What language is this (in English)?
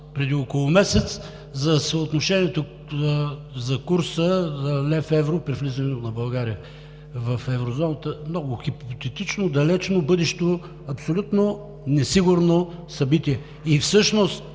Bulgarian